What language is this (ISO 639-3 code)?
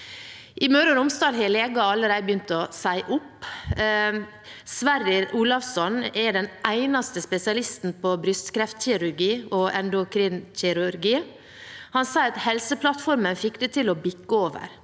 nor